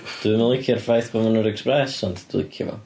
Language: Welsh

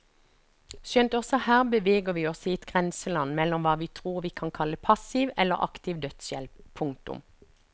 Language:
Norwegian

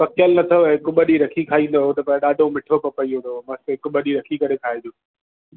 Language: Sindhi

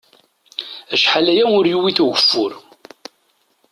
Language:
Kabyle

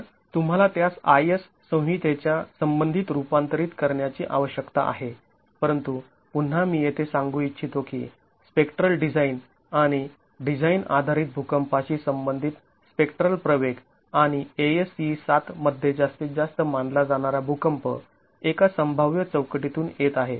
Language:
Marathi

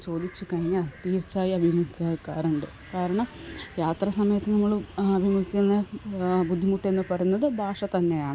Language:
Malayalam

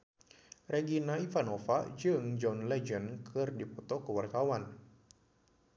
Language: Sundanese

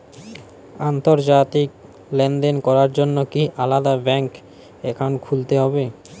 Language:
Bangla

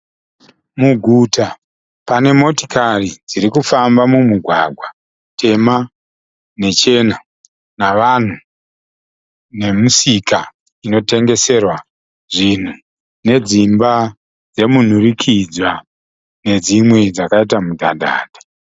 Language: Shona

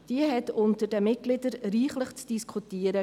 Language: Swiss German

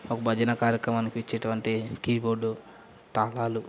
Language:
Telugu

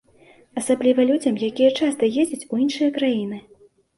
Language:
Belarusian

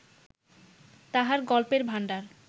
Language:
Bangla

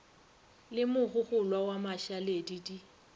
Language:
Northern Sotho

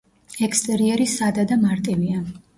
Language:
Georgian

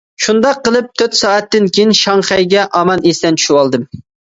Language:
Uyghur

